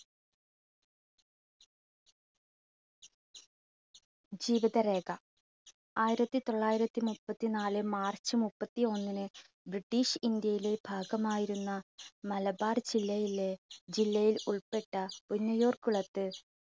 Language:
Malayalam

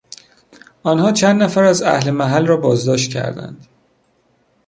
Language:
Persian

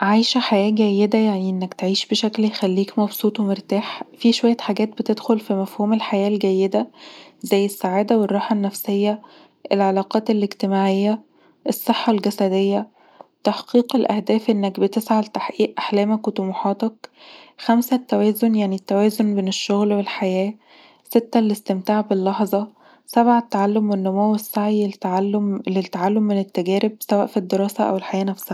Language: Egyptian Arabic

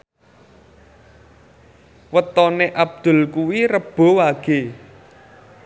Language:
Javanese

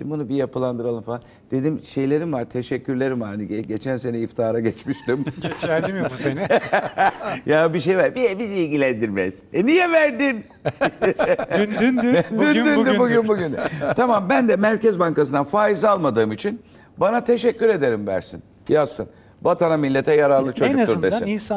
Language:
Turkish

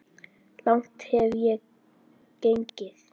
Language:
Icelandic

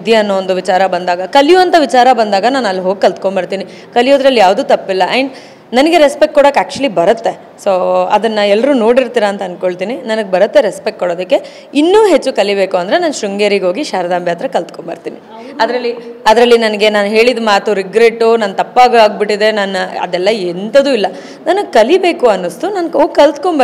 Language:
Kannada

